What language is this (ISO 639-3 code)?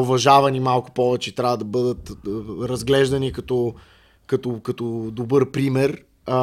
bul